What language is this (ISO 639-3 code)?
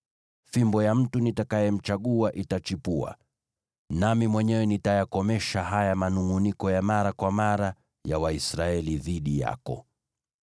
swa